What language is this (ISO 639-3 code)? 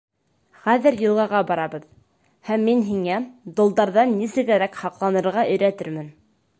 bak